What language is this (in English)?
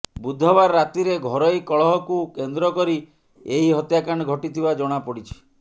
Odia